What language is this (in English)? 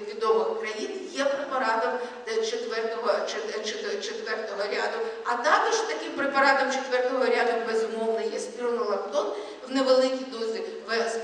Ukrainian